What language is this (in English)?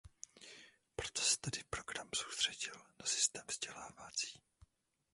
Czech